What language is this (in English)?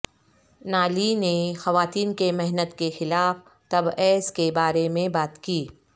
Urdu